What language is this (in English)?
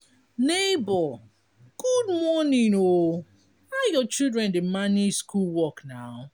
Nigerian Pidgin